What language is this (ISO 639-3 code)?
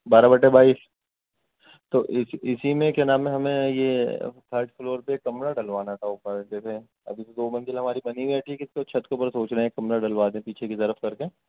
urd